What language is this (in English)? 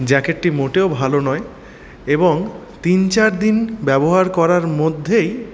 Bangla